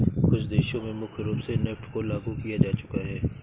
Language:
Hindi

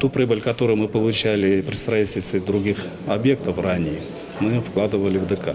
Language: Russian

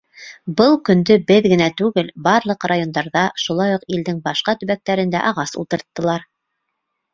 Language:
Bashkir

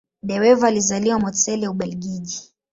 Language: Swahili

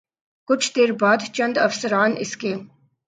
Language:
Urdu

